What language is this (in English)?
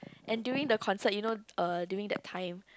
English